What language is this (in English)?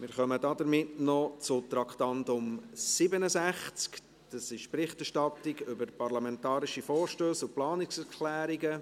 Swiss German